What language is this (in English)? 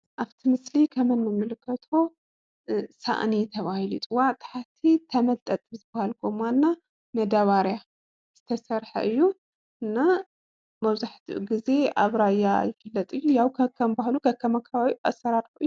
Tigrinya